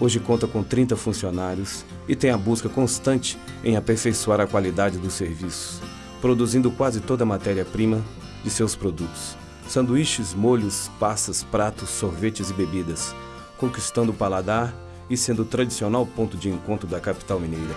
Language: Portuguese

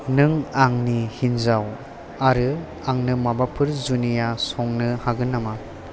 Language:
Bodo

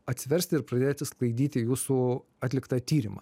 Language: Lithuanian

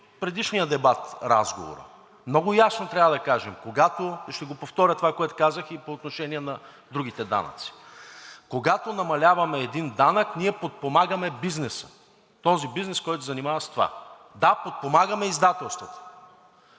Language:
Bulgarian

